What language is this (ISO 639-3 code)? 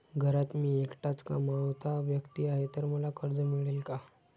mar